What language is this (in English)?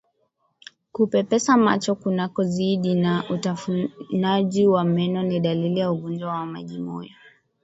Swahili